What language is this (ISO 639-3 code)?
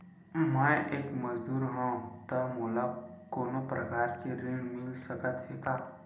hne